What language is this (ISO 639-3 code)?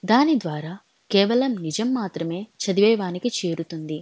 tel